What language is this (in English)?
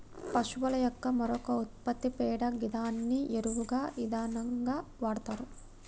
Telugu